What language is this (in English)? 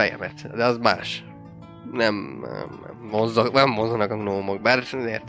Hungarian